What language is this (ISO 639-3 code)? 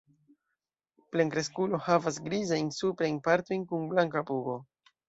epo